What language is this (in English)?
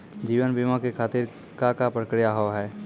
Maithili